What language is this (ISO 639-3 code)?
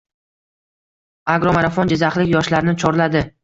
uzb